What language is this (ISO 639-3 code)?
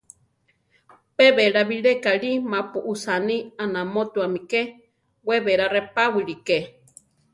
tar